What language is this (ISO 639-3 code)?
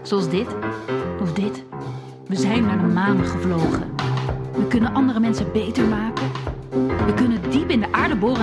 nld